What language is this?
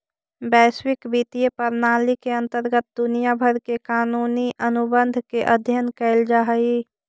Magahi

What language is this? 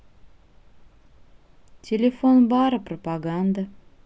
Russian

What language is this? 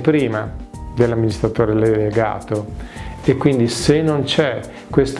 Italian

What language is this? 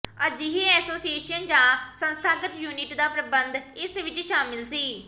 Punjabi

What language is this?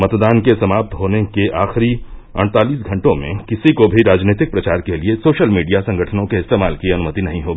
Hindi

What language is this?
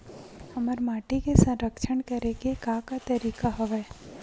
Chhattisgarhi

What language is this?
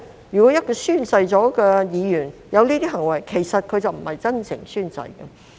Cantonese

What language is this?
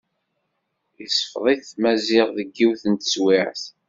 Kabyle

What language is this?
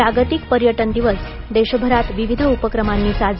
Marathi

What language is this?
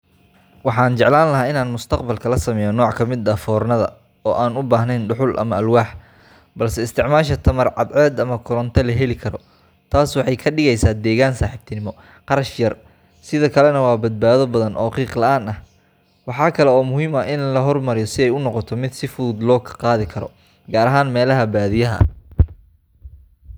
Somali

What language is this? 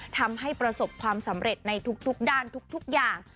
Thai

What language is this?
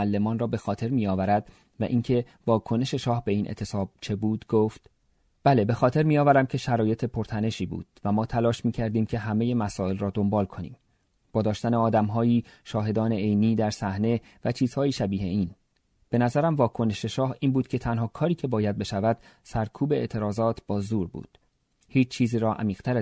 Persian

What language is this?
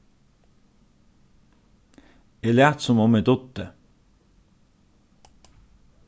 Faroese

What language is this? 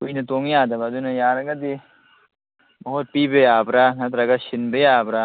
Manipuri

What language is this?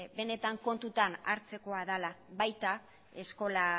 Basque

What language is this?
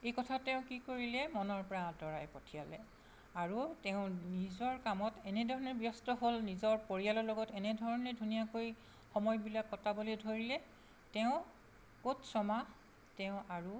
Assamese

